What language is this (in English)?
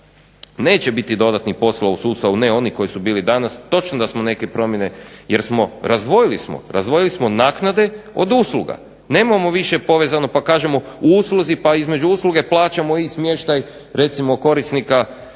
Croatian